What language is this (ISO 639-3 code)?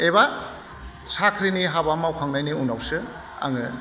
brx